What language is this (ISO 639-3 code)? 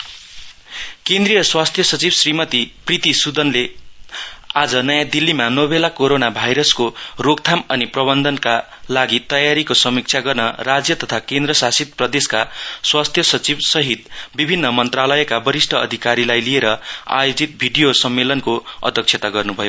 nep